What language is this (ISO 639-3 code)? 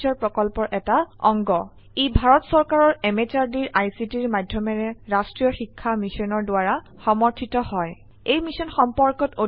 asm